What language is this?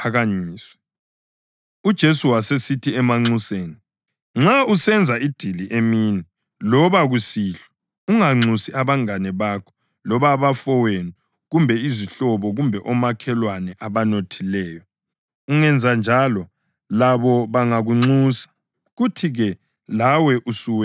North Ndebele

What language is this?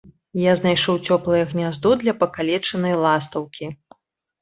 Belarusian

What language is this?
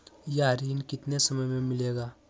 Magahi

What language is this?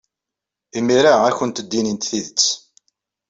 Kabyle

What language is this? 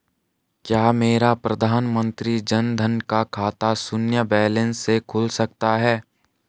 Hindi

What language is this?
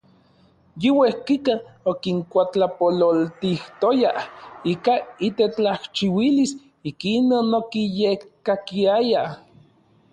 Orizaba Nahuatl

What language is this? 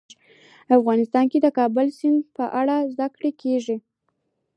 Pashto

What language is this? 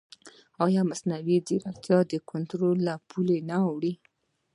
Pashto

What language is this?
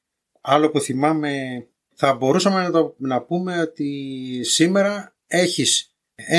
Greek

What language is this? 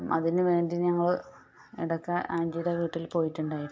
Malayalam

